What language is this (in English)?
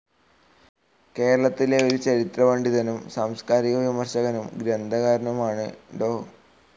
Malayalam